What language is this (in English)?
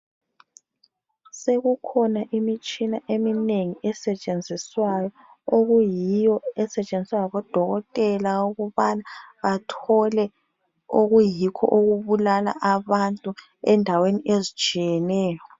North Ndebele